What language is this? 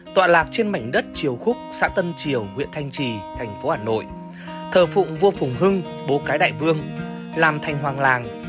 Vietnamese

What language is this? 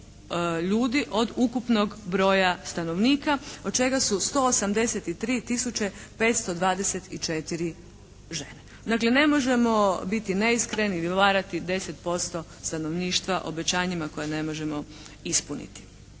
Croatian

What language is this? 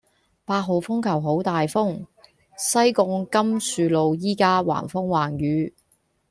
Cantonese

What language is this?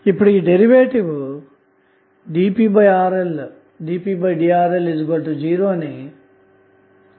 Telugu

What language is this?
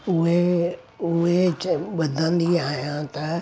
Sindhi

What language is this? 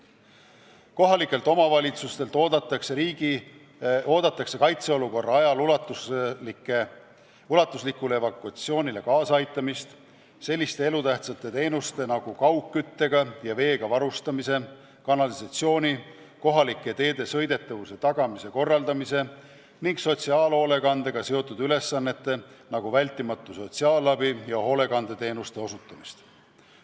Estonian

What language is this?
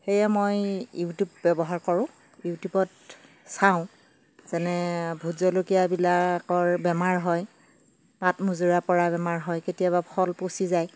Assamese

